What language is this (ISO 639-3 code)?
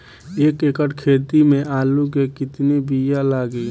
bho